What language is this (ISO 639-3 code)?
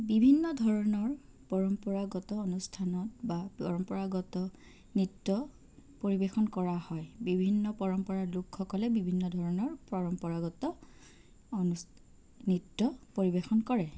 asm